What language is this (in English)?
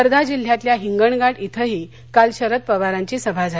Marathi